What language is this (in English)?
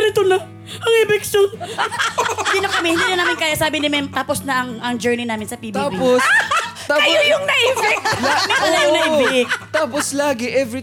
Filipino